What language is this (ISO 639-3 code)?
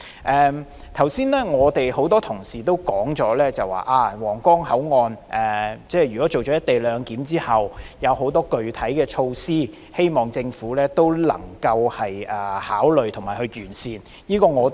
yue